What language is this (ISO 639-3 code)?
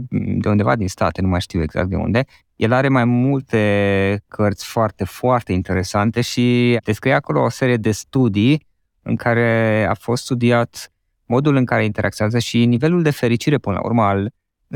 ron